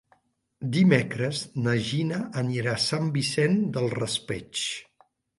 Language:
Catalan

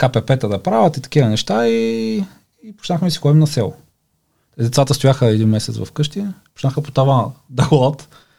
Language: Bulgarian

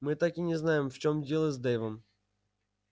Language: Russian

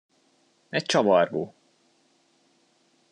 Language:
Hungarian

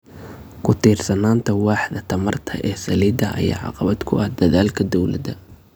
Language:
Somali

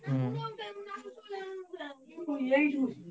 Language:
Odia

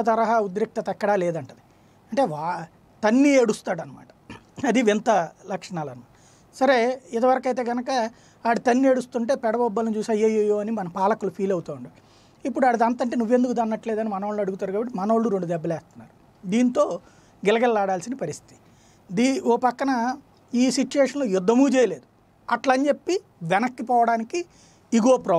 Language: Hindi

